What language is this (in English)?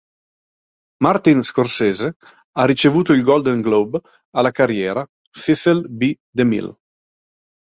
Italian